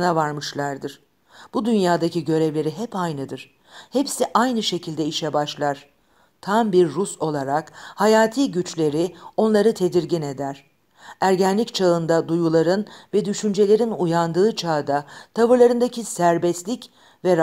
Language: Turkish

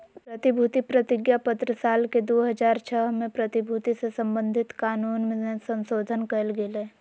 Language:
Magahi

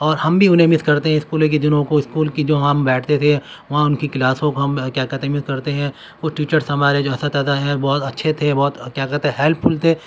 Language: Urdu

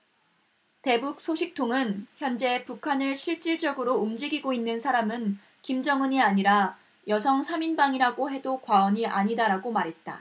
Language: Korean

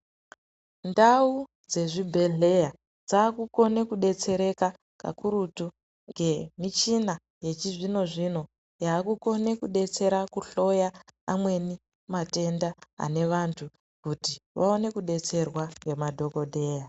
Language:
Ndau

